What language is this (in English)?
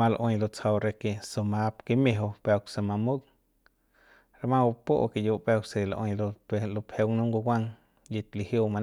Central Pame